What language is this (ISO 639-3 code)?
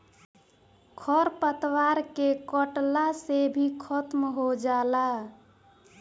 bho